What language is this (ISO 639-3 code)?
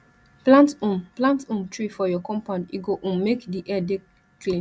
pcm